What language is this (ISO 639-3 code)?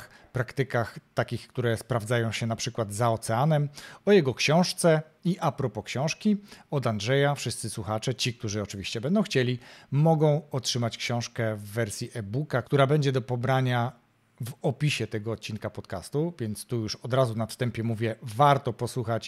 pol